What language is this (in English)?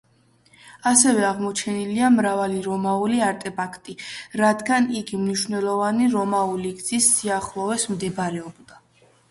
Georgian